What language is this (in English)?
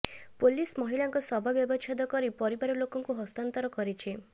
Odia